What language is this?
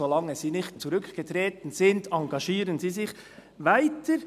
Swiss German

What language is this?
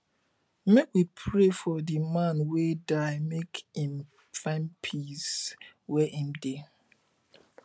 Nigerian Pidgin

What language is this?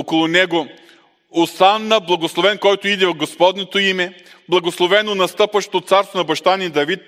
Bulgarian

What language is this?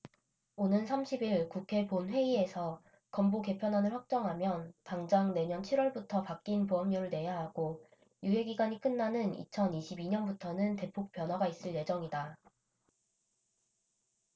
Korean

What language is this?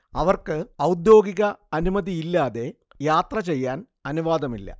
Malayalam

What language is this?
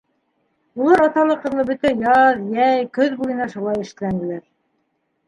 Bashkir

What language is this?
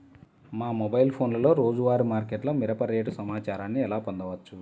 Telugu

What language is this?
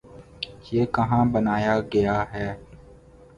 Urdu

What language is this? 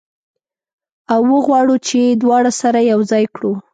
Pashto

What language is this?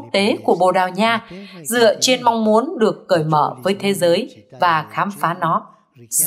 Vietnamese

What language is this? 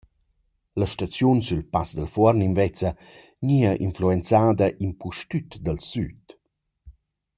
Romansh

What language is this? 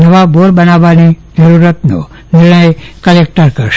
Gujarati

